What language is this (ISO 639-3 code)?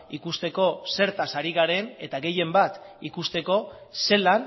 eus